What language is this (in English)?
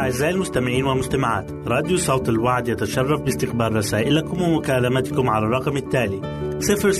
Arabic